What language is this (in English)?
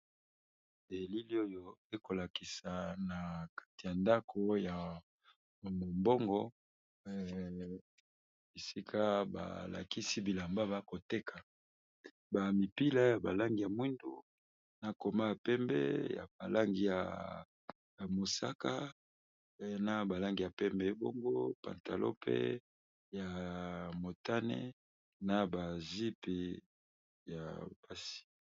Lingala